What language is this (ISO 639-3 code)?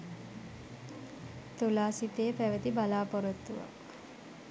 sin